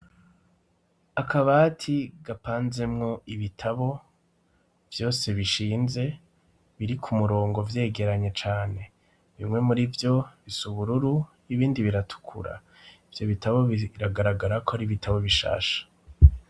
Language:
Rundi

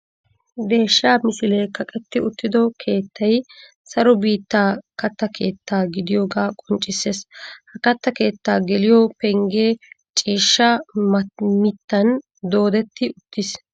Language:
Wolaytta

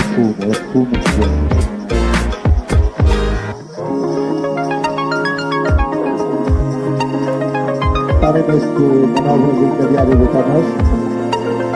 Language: Portuguese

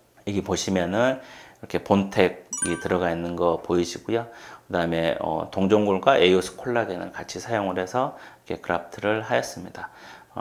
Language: Korean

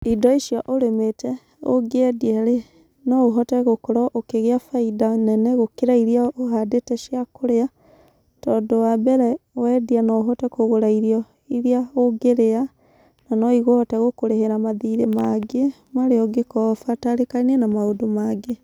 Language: Kikuyu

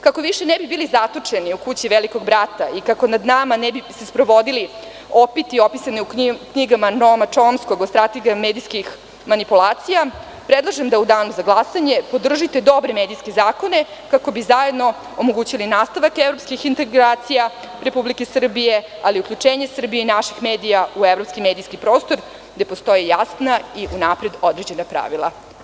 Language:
Serbian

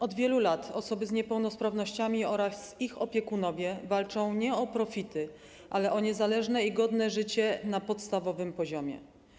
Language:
Polish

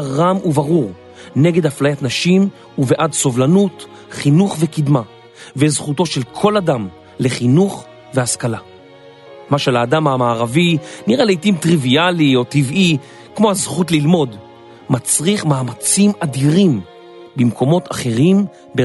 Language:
Hebrew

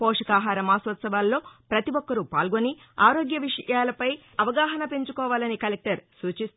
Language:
Telugu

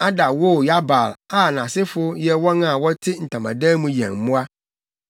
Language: Akan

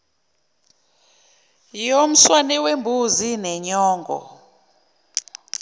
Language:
Zulu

